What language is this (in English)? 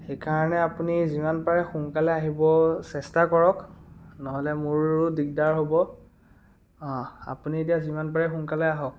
Assamese